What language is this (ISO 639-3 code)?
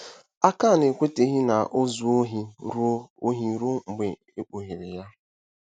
ibo